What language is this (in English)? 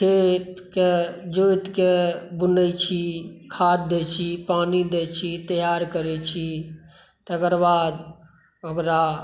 Maithili